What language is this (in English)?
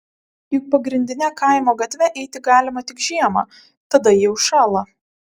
Lithuanian